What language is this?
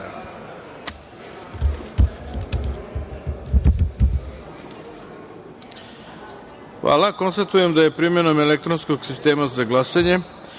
Serbian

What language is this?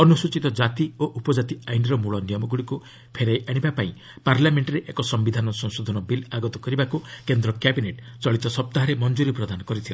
Odia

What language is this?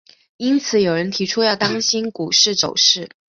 Chinese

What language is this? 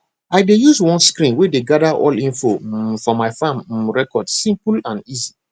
Nigerian Pidgin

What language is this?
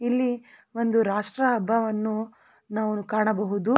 Kannada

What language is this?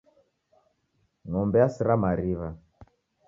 Taita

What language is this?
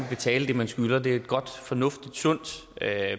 Danish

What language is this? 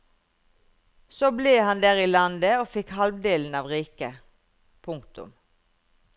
Norwegian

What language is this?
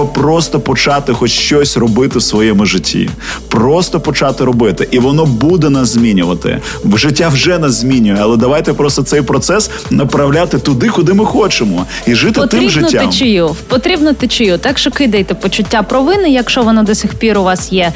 Ukrainian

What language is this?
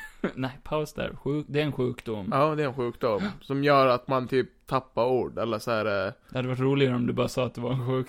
Swedish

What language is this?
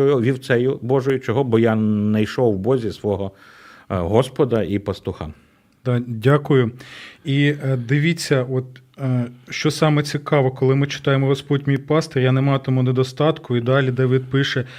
Ukrainian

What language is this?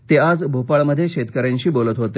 Marathi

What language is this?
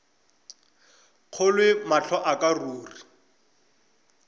Northern Sotho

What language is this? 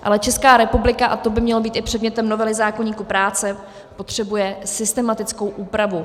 Czech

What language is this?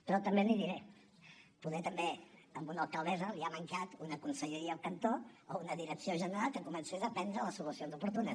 Catalan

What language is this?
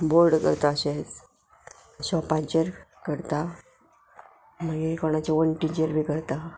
Konkani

